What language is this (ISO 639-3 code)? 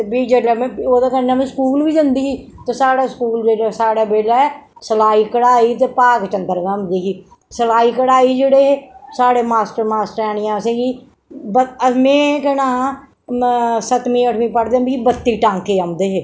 doi